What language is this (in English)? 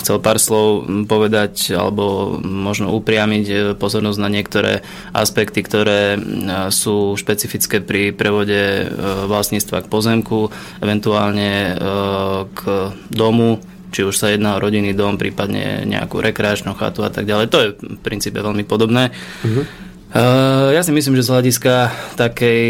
Slovak